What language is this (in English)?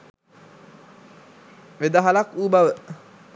Sinhala